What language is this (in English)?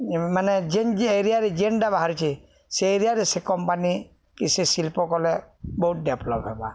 Odia